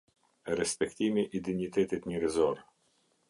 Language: Albanian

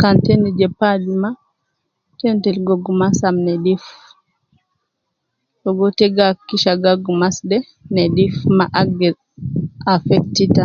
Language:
Nubi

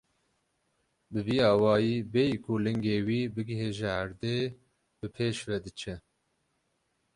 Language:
Kurdish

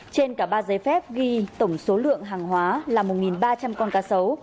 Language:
Vietnamese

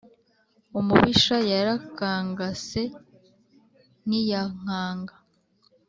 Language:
Kinyarwanda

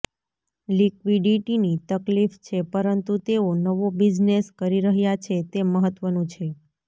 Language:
Gujarati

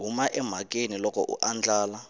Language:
Tsonga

